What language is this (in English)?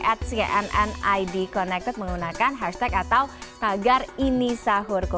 Indonesian